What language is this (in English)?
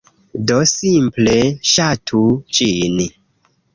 Esperanto